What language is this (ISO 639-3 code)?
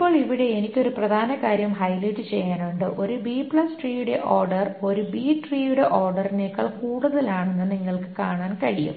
mal